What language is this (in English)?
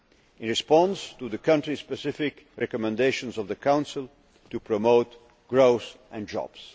English